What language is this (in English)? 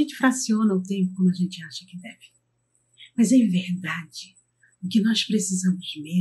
Portuguese